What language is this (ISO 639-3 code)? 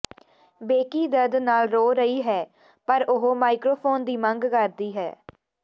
pan